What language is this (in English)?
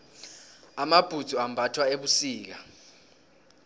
South Ndebele